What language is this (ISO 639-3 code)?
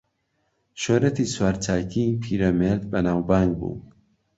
ckb